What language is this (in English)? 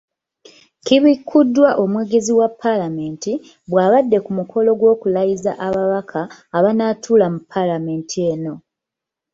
Ganda